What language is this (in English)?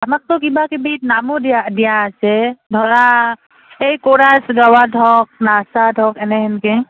Assamese